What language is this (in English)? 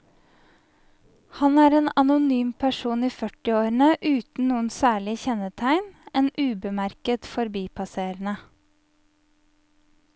Norwegian